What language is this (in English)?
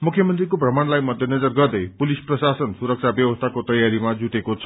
Nepali